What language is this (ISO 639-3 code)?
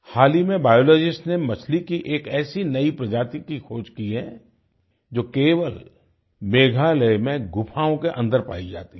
hin